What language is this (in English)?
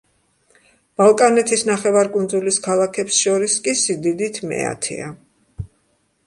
Georgian